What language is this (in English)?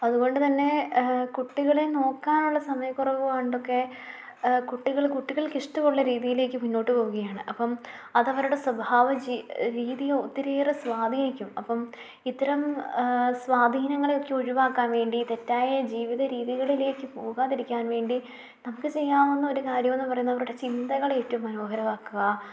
Malayalam